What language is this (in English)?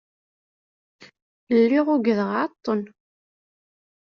Kabyle